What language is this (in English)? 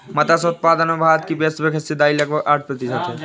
Hindi